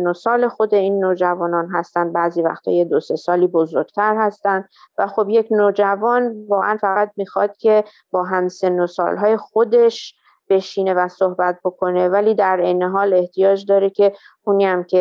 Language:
Persian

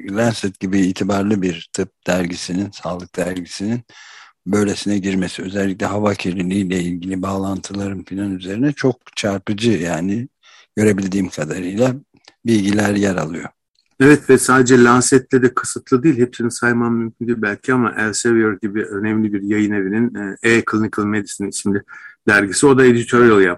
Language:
Turkish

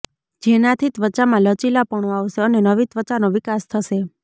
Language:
Gujarati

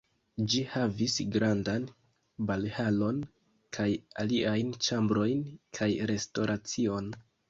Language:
Esperanto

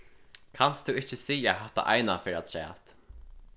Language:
Faroese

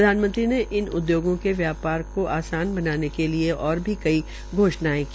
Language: Hindi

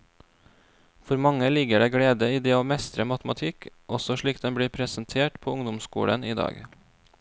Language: Norwegian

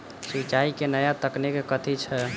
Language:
Maithili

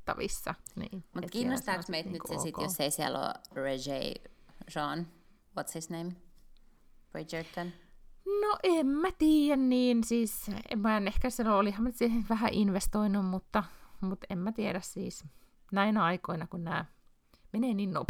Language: Finnish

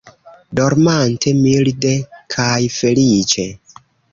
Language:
Esperanto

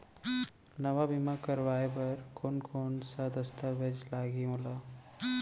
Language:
Chhattisgarhi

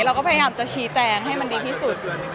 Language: Thai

